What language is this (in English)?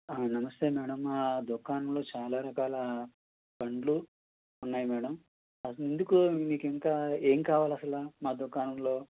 Telugu